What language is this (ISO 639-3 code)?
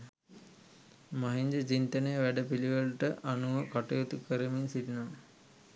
sin